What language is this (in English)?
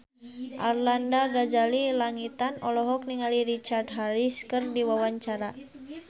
Sundanese